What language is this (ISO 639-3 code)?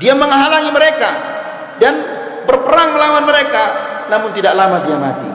msa